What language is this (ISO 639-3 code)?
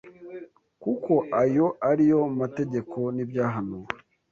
kin